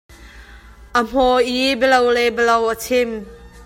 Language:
Hakha Chin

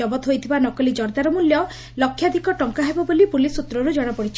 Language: Odia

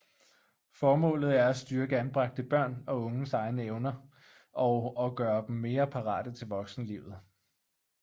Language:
Danish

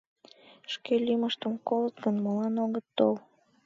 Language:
Mari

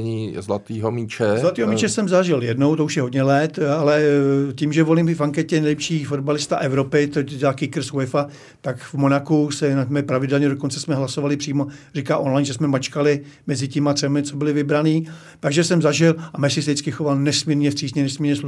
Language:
Czech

